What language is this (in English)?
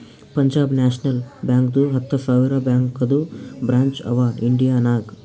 Kannada